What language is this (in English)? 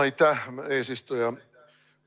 Estonian